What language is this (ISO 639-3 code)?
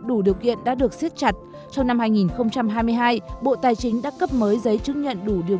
vie